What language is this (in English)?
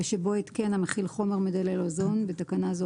Hebrew